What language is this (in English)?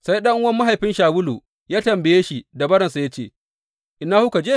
Hausa